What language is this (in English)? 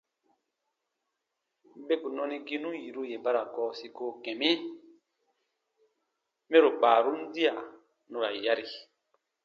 Baatonum